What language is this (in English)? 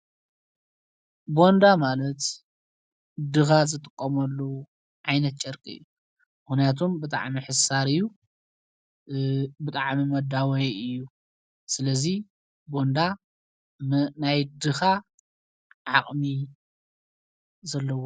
Tigrinya